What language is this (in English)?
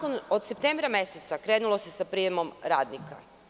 Serbian